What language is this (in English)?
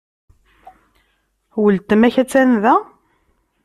Kabyle